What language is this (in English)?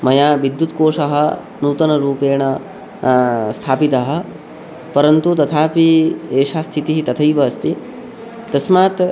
Sanskrit